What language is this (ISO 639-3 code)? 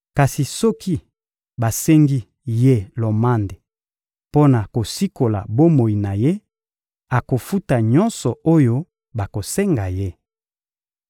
lin